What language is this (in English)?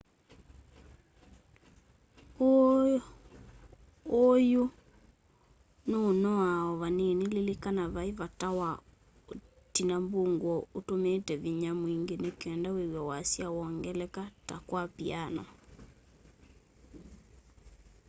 Kamba